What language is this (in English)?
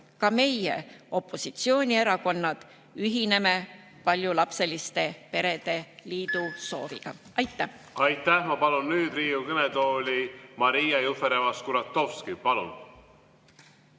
Estonian